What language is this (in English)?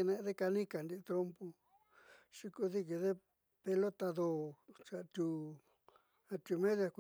Southeastern Nochixtlán Mixtec